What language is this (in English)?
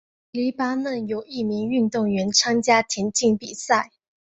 Chinese